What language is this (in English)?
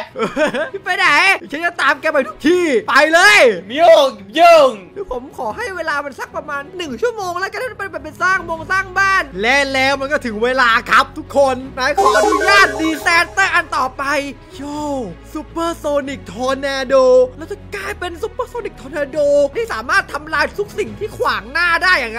Thai